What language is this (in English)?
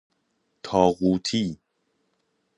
Persian